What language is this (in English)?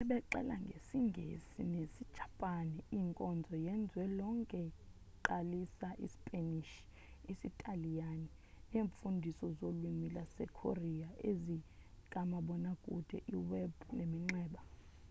Xhosa